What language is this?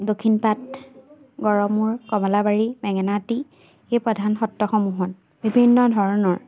Assamese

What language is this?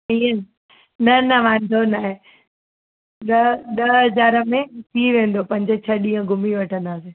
Sindhi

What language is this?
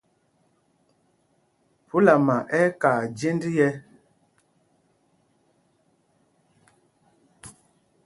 Mpumpong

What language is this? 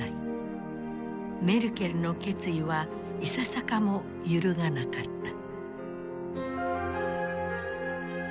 Japanese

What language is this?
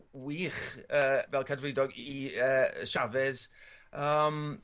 Welsh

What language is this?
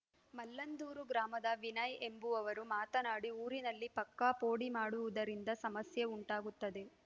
Kannada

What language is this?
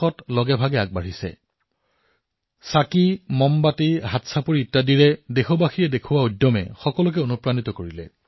Assamese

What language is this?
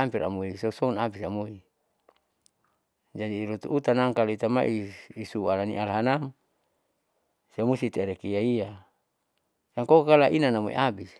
Saleman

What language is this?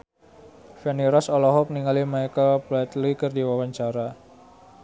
Sundanese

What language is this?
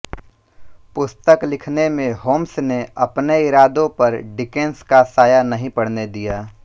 Hindi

